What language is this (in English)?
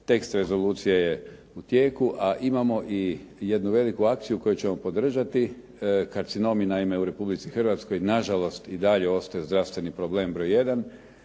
Croatian